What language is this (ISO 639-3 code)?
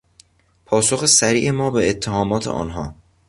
fas